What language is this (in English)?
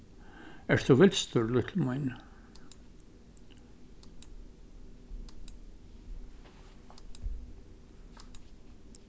Faroese